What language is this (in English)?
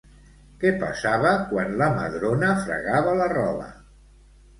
Catalan